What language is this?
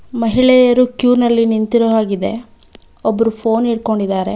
Kannada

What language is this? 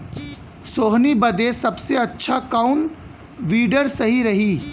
Bhojpuri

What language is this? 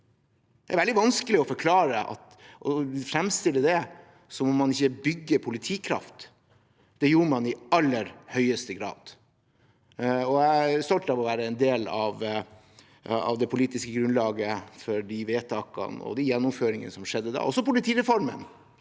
Norwegian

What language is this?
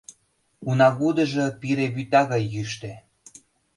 Mari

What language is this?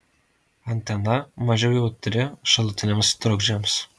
Lithuanian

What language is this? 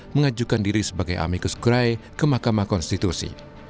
Indonesian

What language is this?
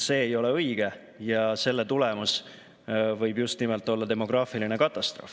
Estonian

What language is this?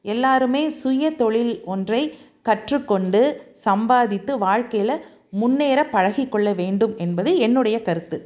Tamil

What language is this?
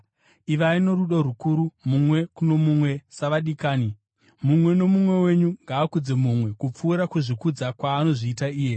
Shona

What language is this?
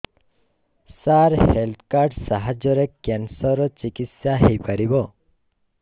Odia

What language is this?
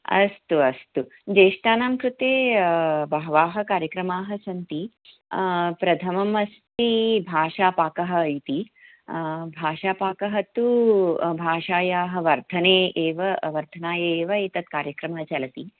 Sanskrit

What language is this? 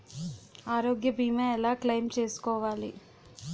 Telugu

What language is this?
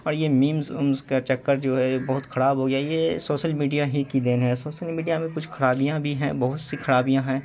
Urdu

